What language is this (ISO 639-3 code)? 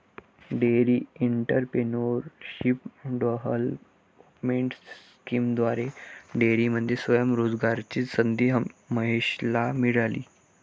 mar